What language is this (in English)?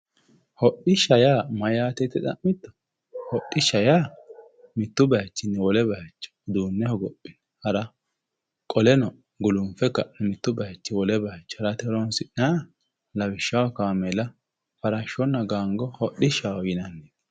Sidamo